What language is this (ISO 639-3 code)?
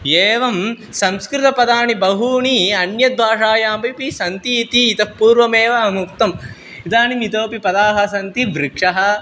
san